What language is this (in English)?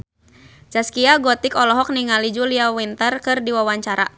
Sundanese